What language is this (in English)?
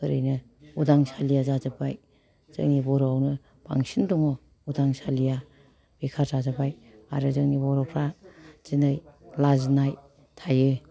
Bodo